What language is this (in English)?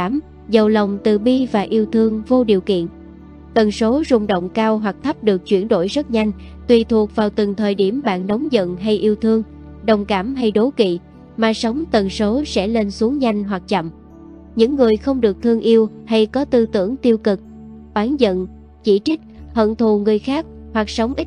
Vietnamese